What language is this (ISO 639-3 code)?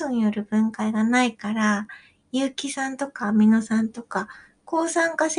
jpn